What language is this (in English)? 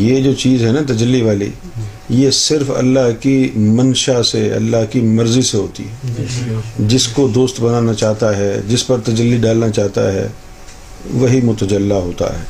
Urdu